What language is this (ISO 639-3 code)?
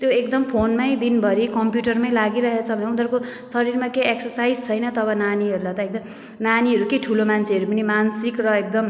nep